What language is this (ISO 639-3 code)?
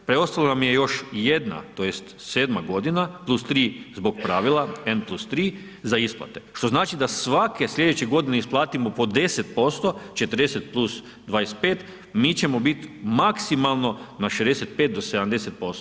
hrv